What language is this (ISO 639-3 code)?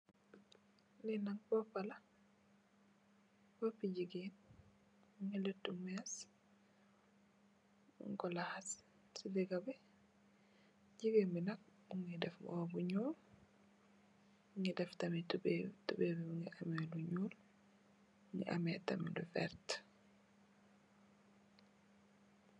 wol